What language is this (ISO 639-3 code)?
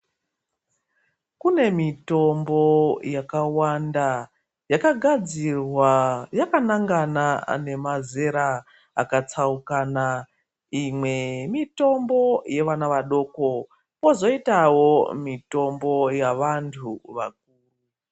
ndc